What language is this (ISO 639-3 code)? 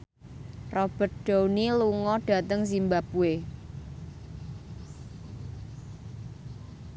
jav